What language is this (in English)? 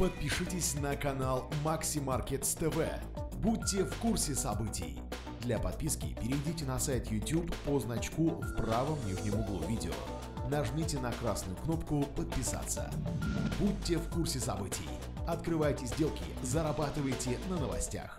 Russian